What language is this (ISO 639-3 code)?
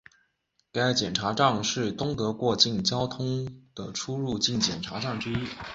zho